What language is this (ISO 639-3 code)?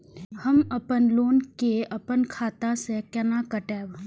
mai